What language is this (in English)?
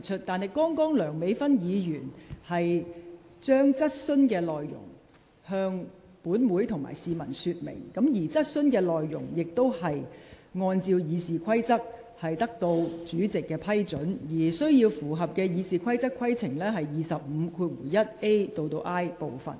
Cantonese